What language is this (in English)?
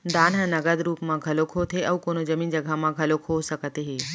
Chhattisgarhi